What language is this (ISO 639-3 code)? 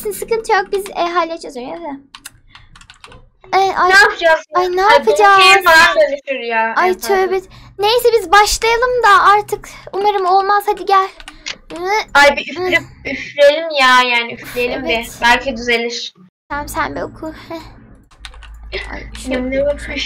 tur